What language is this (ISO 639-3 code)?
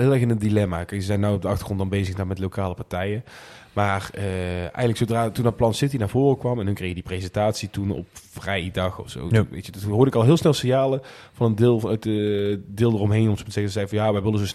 nld